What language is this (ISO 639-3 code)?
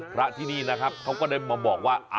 tha